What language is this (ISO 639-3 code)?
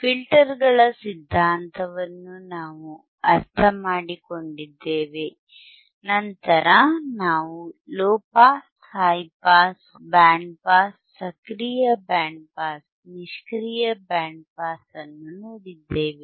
kan